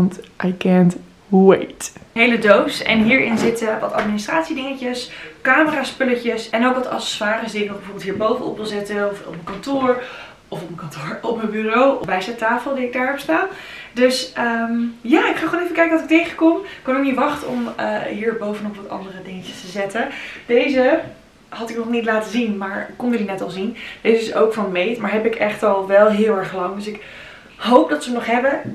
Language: Dutch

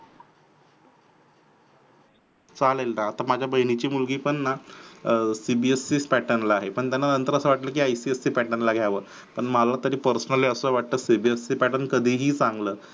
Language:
Marathi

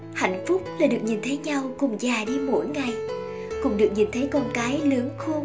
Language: Vietnamese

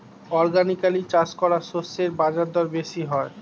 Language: Bangla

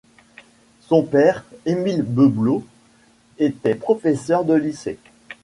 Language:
French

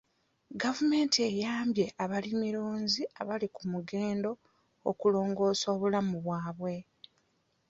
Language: Ganda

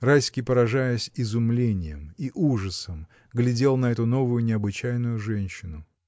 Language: Russian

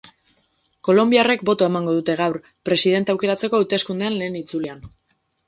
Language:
Basque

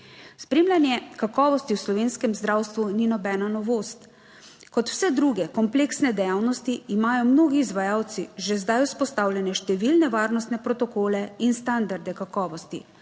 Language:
Slovenian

